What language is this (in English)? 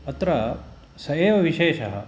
Sanskrit